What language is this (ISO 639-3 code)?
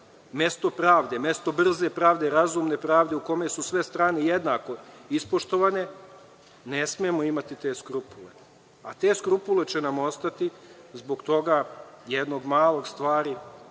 srp